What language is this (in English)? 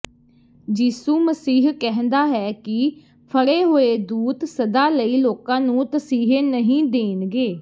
Punjabi